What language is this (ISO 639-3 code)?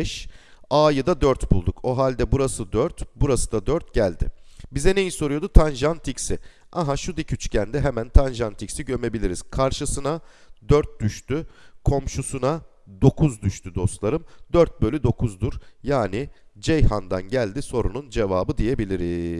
tur